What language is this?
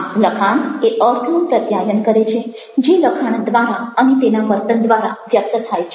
Gujarati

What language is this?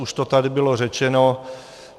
Czech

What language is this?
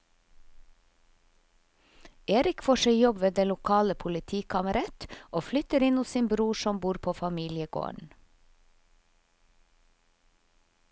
Norwegian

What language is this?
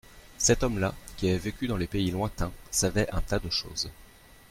French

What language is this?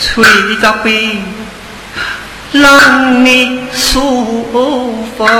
Chinese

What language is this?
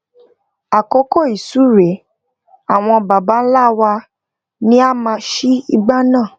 Yoruba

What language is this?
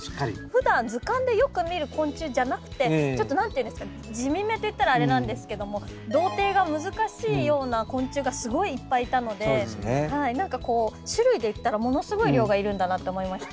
Japanese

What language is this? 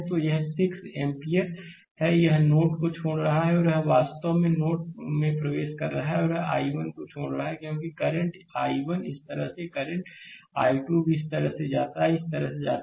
Hindi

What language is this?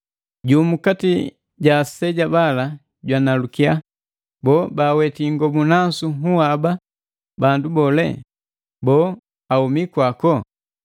Matengo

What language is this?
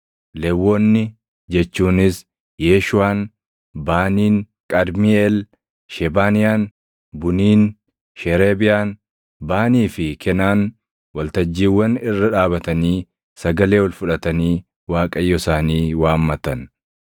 Oromo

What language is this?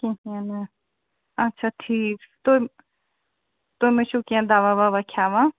Kashmiri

